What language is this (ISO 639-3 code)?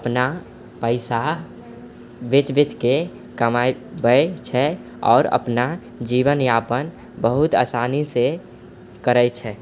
mai